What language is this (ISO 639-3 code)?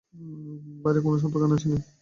ben